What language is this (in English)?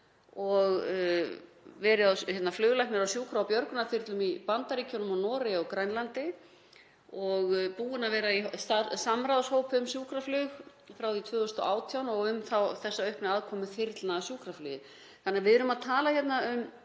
Icelandic